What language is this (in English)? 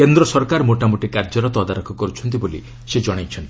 Odia